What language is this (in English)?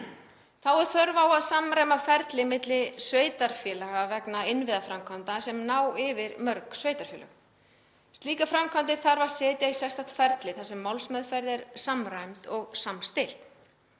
Icelandic